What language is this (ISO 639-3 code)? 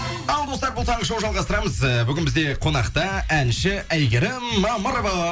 kaz